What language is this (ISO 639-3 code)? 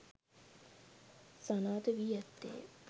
sin